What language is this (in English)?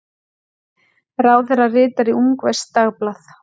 Icelandic